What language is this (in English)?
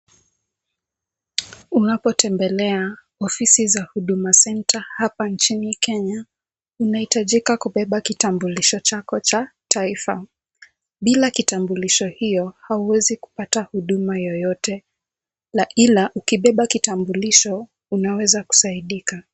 Swahili